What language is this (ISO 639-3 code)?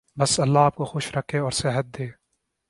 urd